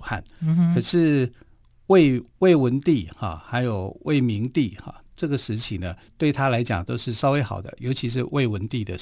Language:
Chinese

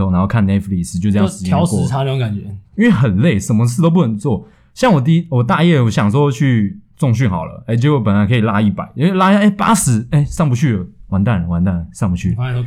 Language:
Chinese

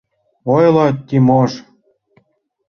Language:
Mari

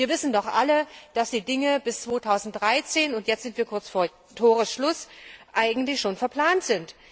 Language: German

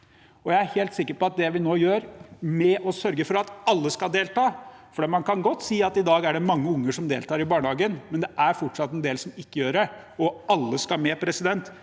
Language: Norwegian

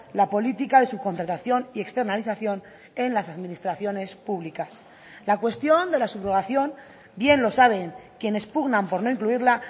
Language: Spanish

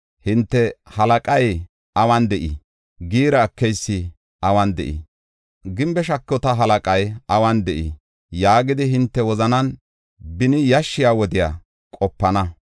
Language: Gofa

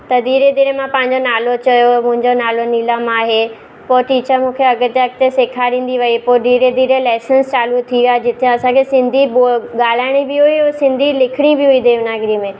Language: Sindhi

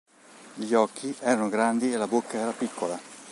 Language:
Italian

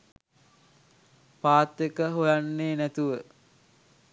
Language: Sinhala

